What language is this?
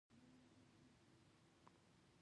Pashto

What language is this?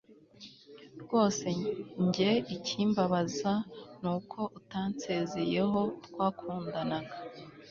Kinyarwanda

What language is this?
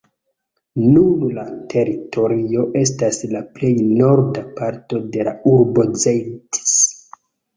Esperanto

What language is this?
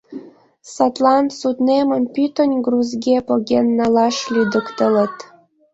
Mari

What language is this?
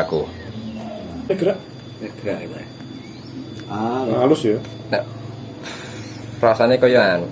Indonesian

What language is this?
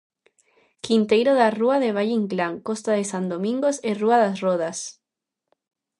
Galician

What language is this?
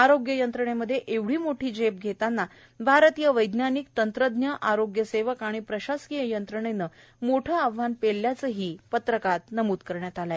Marathi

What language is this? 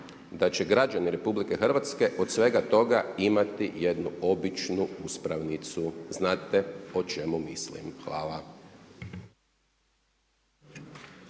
Croatian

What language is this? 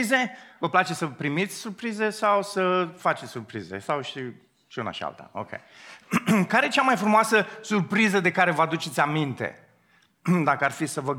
Romanian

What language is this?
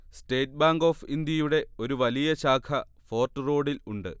Malayalam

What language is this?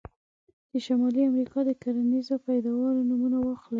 Pashto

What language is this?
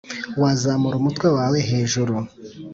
Kinyarwanda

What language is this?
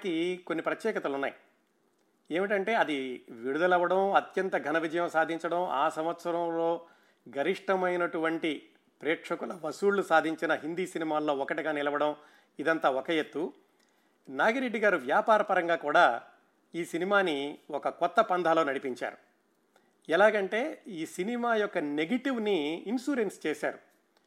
Telugu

